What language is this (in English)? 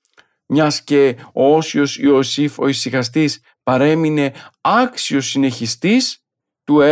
Greek